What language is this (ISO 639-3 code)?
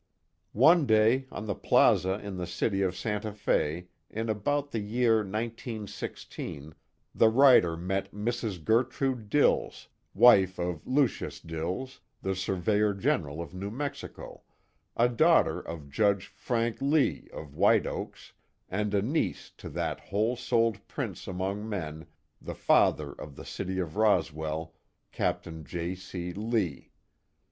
eng